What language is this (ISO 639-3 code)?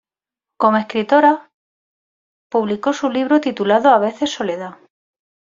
spa